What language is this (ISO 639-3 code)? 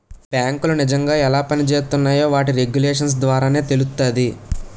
tel